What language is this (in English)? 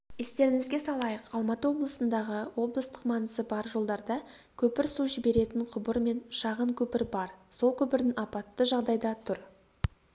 Kazakh